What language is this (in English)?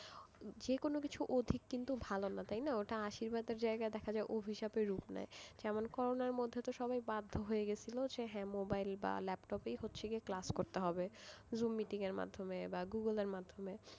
Bangla